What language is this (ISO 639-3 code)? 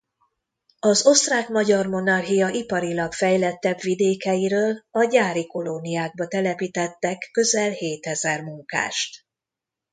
hun